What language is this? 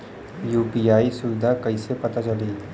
Bhojpuri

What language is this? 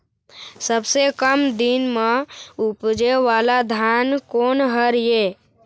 Chhattisgarhi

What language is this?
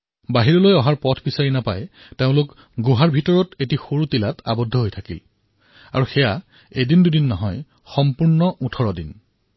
Assamese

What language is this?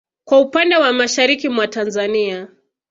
Swahili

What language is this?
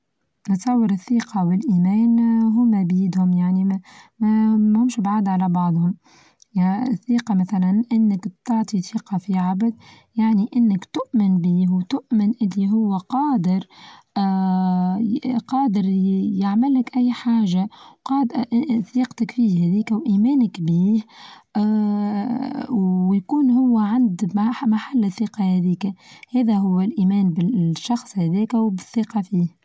Tunisian Arabic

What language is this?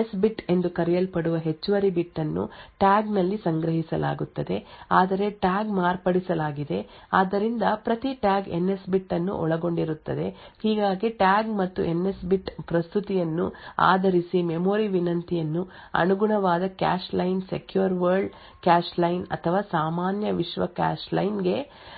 Kannada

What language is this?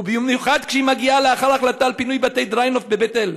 Hebrew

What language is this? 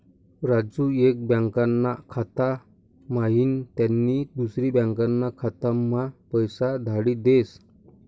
Marathi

